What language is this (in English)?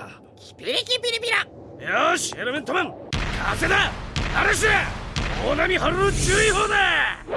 Japanese